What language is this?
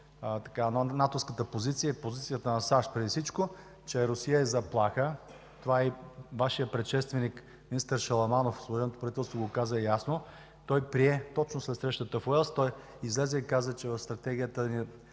Bulgarian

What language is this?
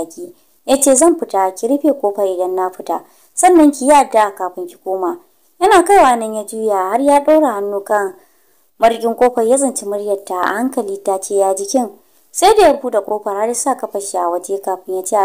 Romanian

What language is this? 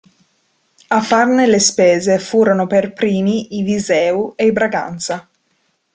Italian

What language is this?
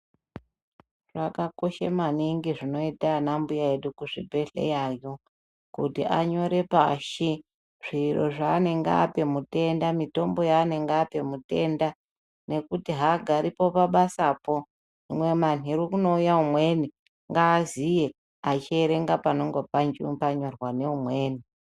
Ndau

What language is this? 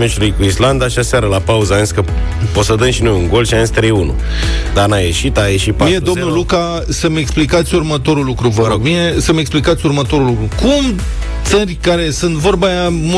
Romanian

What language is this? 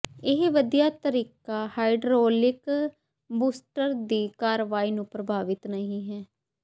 Punjabi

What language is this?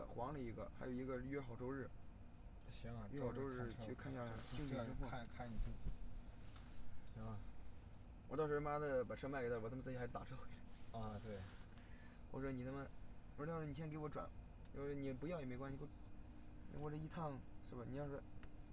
Chinese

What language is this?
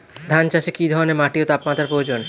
Bangla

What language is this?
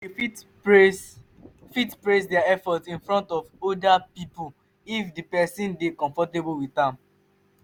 Nigerian Pidgin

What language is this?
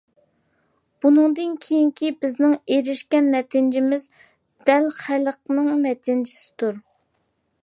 Uyghur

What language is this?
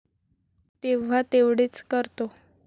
Marathi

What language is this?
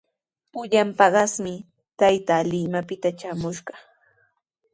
Sihuas Ancash Quechua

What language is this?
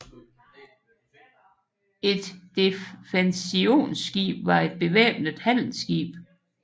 Danish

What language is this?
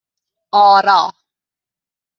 Persian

